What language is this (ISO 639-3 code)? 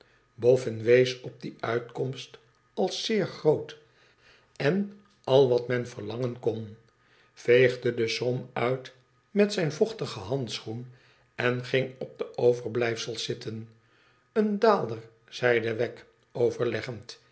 nld